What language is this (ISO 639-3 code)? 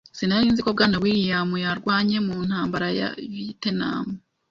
kin